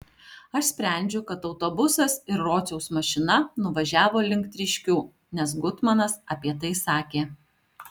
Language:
Lithuanian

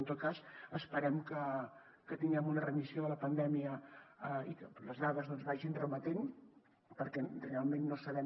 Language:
Catalan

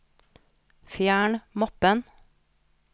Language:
Norwegian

